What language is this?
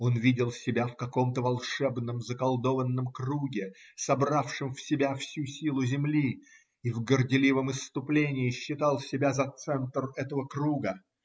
Russian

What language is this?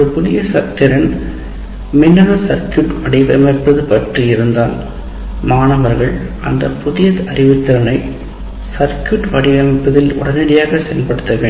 Tamil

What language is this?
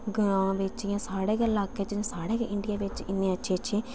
Dogri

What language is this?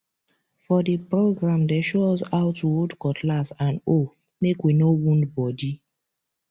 Nigerian Pidgin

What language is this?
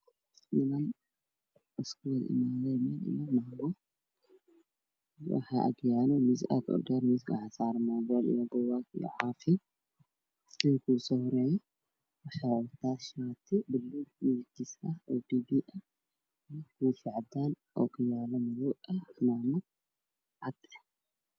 Somali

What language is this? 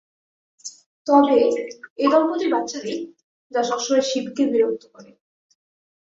Bangla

